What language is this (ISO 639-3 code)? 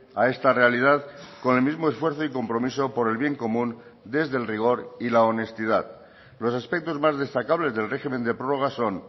spa